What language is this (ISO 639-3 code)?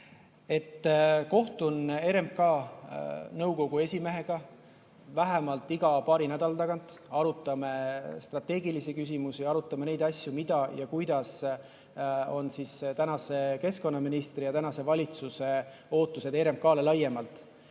est